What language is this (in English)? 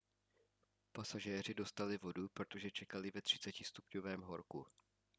Czech